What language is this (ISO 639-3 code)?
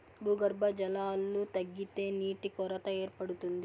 tel